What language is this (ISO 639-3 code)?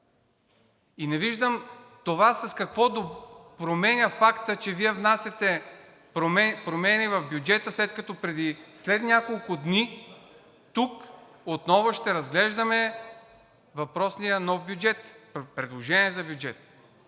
bul